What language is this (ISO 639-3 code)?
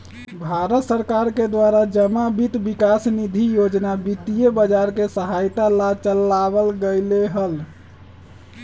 mag